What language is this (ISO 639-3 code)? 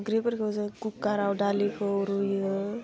brx